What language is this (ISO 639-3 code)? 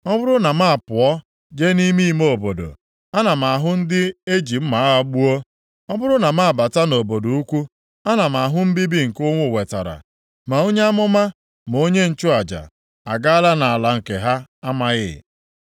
ibo